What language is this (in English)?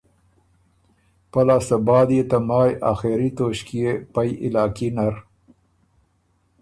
Ormuri